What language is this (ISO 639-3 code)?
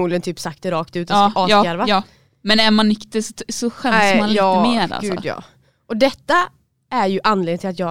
swe